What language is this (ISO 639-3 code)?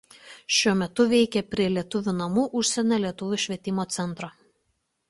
lit